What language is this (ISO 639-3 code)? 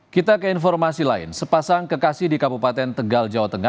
ind